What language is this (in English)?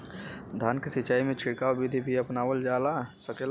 Bhojpuri